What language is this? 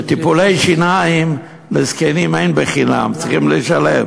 Hebrew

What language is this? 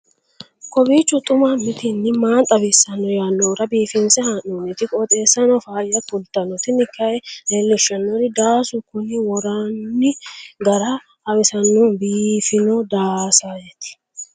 Sidamo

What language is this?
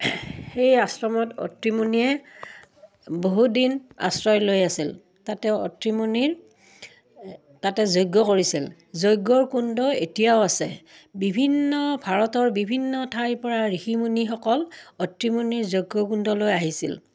Assamese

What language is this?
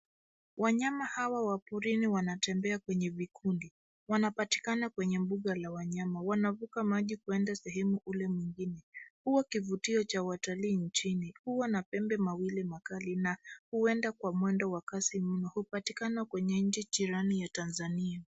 Swahili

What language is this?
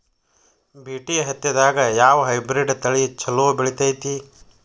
Kannada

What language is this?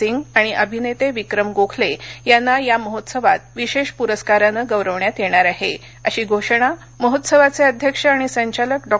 Marathi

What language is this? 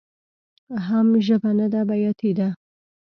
Pashto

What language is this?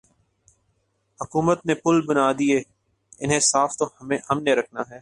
Urdu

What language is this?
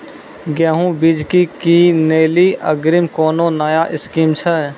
Maithili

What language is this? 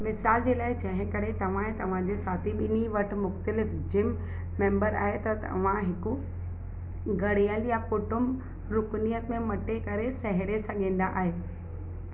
Sindhi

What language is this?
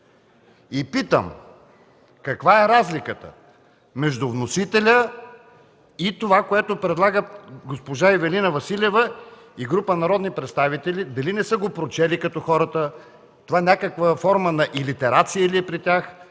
Bulgarian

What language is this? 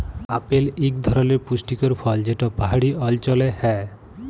Bangla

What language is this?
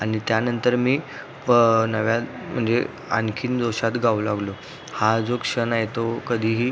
Marathi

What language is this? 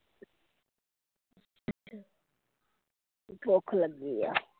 Punjabi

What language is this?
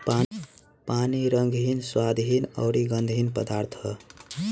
Bhojpuri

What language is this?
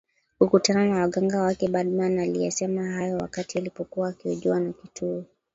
Swahili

